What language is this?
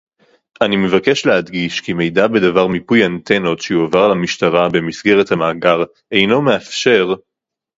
Hebrew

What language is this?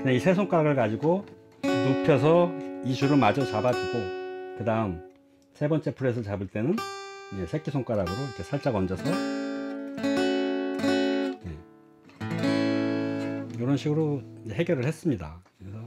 Korean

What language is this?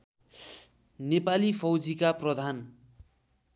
Nepali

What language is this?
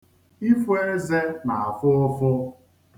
Igbo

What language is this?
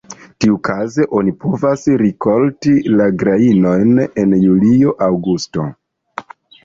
Esperanto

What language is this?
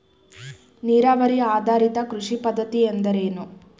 Kannada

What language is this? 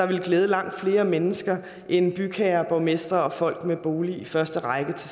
Danish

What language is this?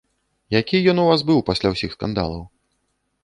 Belarusian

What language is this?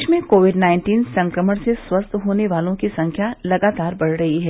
Hindi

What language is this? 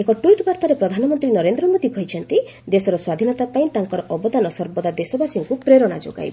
Odia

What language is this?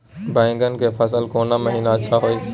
Maithili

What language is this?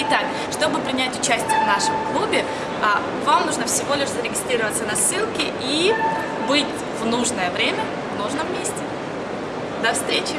Russian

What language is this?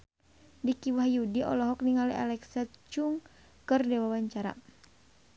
Sundanese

